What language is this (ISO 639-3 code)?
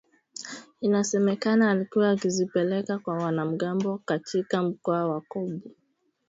swa